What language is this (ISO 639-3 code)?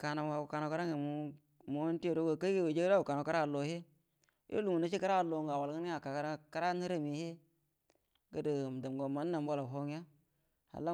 bdm